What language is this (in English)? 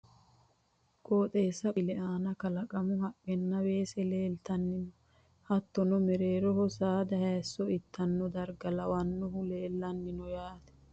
Sidamo